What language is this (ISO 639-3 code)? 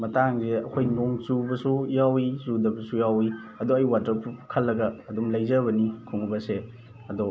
mni